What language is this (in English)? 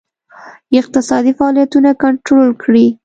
Pashto